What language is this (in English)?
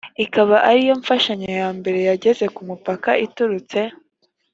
Kinyarwanda